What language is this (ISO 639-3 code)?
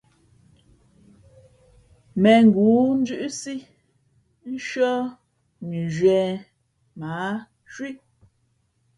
fmp